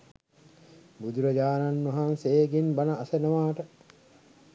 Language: Sinhala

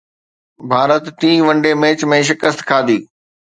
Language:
Sindhi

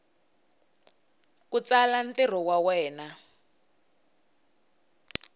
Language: Tsonga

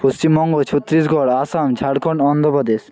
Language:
Bangla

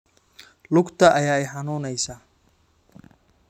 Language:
Somali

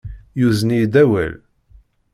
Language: Kabyle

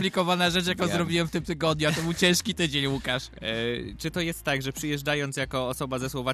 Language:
Polish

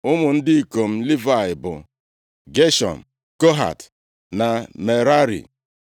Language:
Igbo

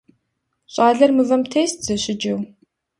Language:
Kabardian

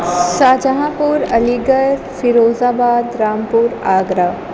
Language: Urdu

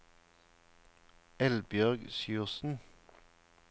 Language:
Norwegian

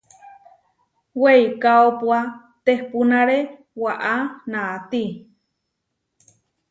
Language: Huarijio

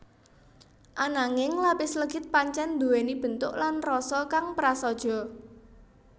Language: Javanese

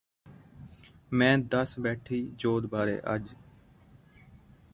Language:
Punjabi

